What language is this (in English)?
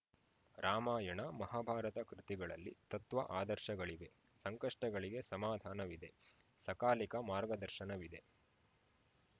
Kannada